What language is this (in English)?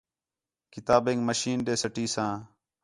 Khetrani